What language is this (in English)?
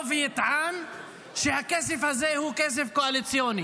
Hebrew